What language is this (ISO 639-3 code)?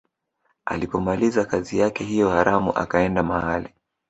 swa